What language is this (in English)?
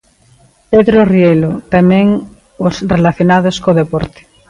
Galician